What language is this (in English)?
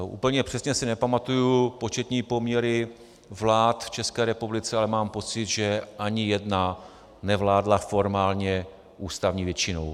Czech